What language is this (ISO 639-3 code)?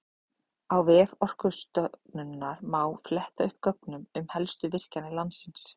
isl